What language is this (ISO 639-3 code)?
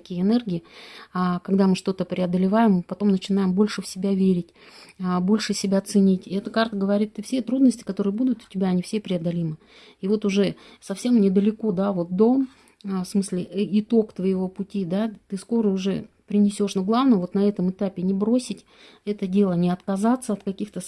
rus